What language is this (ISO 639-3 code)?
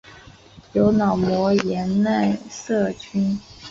zho